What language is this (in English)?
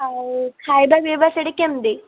Odia